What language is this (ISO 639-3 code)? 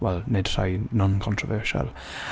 cym